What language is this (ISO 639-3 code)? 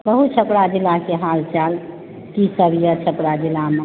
mai